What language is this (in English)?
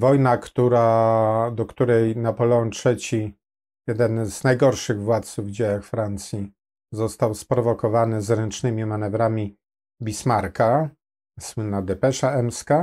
Polish